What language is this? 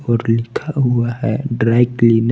Hindi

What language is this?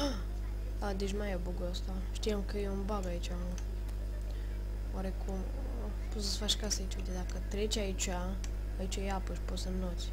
Romanian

